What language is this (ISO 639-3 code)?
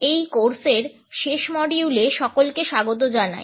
ben